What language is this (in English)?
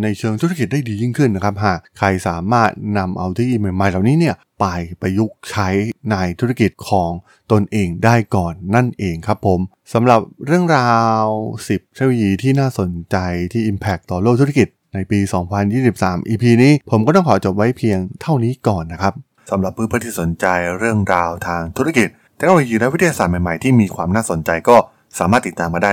Thai